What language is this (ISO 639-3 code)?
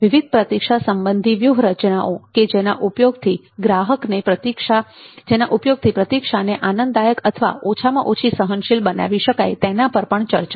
guj